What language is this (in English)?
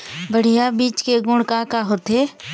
Chhattisgarhi